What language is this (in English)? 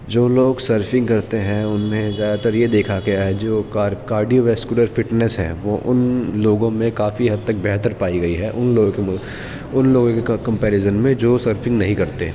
Urdu